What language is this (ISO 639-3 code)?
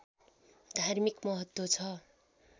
nep